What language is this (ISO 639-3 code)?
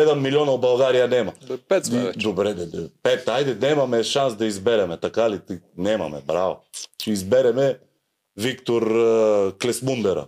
bul